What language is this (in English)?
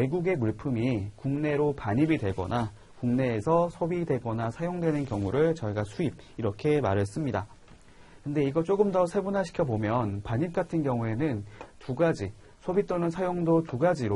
Korean